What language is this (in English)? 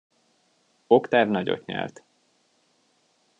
Hungarian